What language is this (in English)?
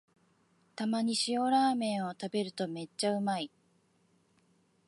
Japanese